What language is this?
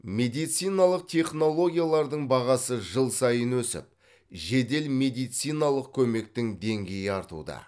Kazakh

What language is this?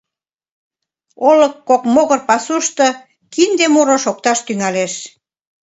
Mari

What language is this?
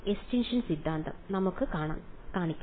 Malayalam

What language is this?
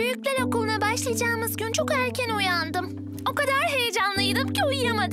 Turkish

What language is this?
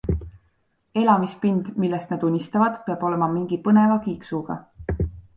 Estonian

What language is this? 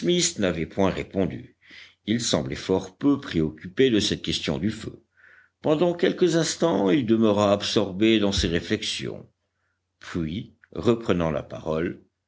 French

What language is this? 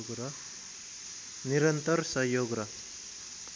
Nepali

